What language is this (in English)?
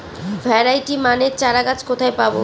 Bangla